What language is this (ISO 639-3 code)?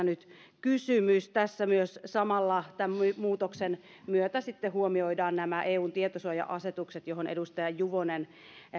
fin